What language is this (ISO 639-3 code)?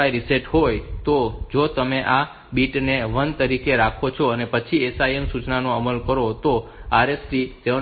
guj